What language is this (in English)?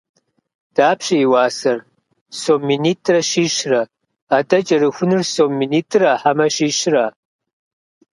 Kabardian